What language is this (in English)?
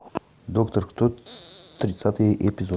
Russian